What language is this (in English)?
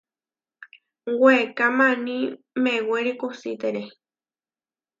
Huarijio